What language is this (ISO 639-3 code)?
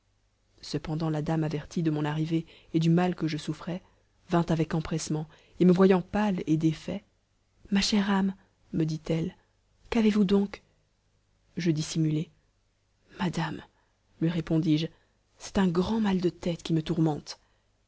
fra